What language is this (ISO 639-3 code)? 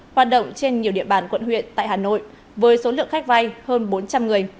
vie